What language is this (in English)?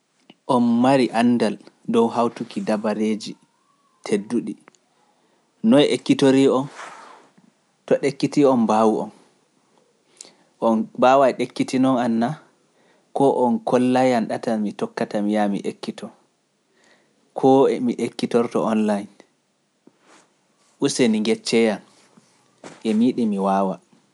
Pular